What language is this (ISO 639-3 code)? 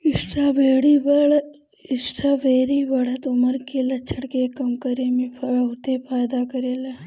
bho